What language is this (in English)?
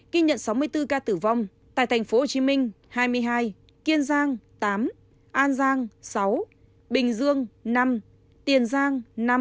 Vietnamese